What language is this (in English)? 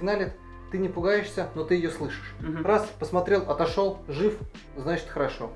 Russian